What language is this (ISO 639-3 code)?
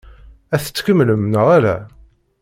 kab